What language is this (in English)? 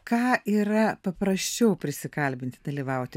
Lithuanian